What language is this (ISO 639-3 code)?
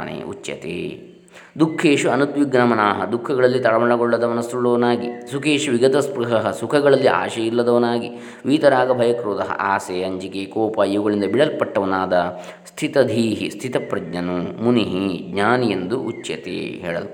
kan